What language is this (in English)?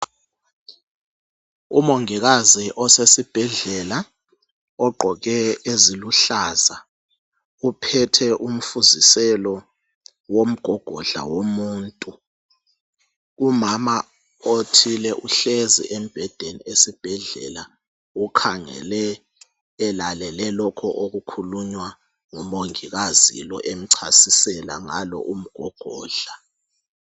North Ndebele